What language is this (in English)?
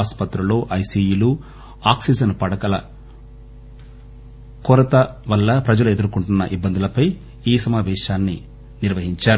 Telugu